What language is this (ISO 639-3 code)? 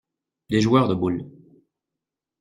fra